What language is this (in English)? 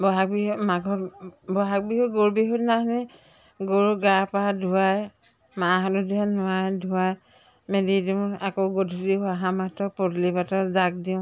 Assamese